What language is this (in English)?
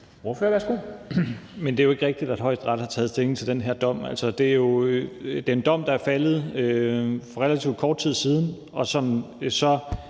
Danish